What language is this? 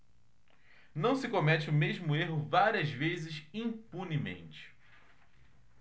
Portuguese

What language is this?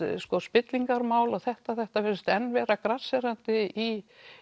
Icelandic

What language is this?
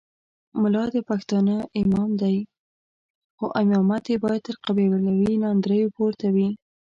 Pashto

